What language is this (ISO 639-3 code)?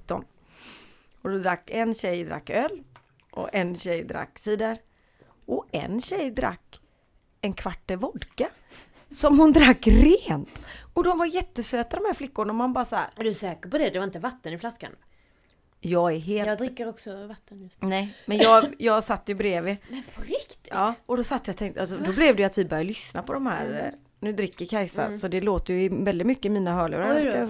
swe